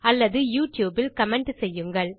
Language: Tamil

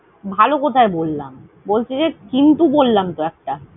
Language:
Bangla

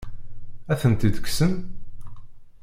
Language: Kabyle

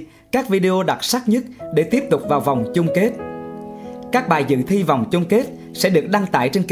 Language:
Vietnamese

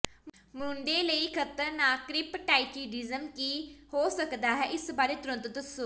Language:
Punjabi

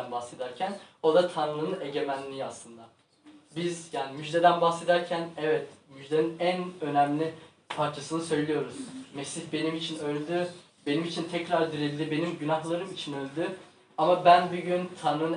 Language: Turkish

